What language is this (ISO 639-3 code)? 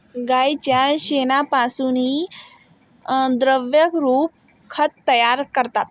mar